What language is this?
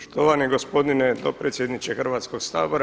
Croatian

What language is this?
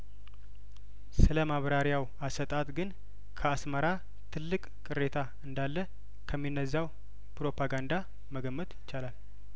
Amharic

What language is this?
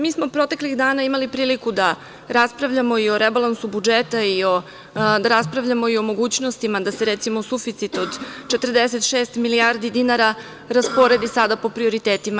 Serbian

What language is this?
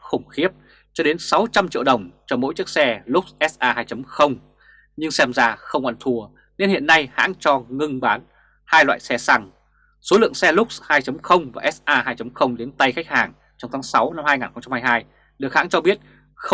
Vietnamese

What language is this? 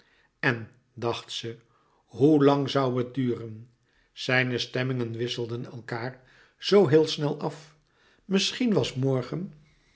Dutch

